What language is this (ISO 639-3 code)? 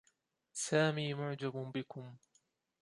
ara